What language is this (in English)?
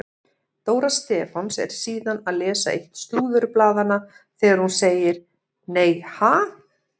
Icelandic